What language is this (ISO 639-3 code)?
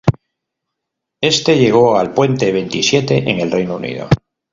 spa